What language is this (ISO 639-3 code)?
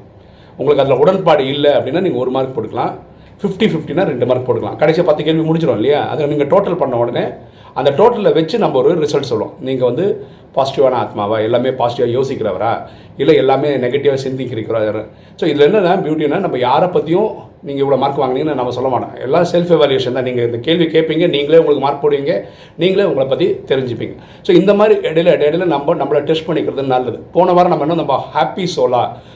tam